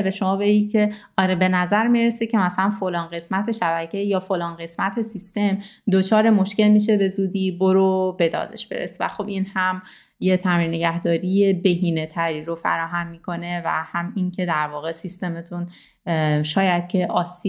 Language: Persian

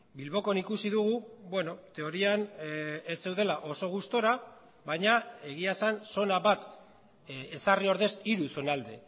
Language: Basque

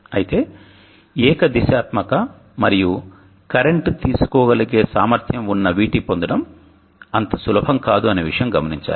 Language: Telugu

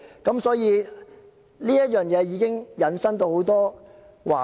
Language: Cantonese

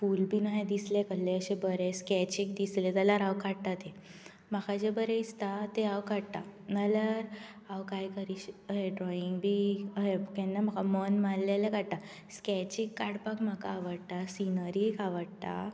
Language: Konkani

